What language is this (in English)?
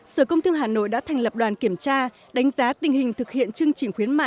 Vietnamese